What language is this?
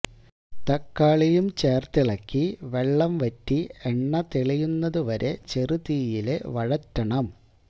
Malayalam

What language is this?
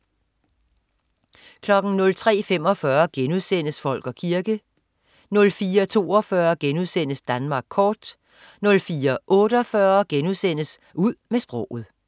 Danish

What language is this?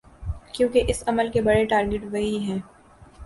Urdu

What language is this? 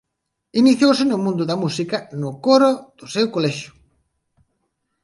Galician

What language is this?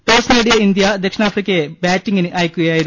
Malayalam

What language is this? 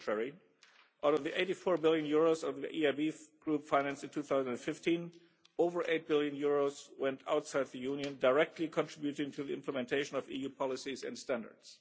English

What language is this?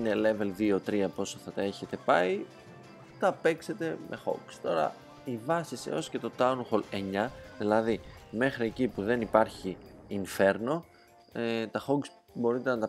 Greek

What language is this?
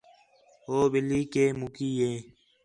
Khetrani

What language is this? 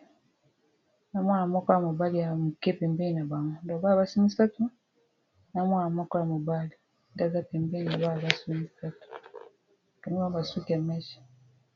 Lingala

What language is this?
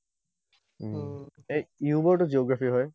Assamese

